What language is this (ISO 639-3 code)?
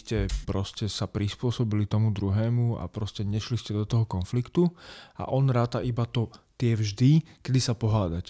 slk